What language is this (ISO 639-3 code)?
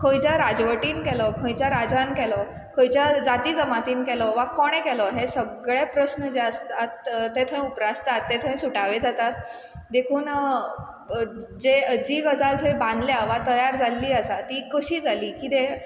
kok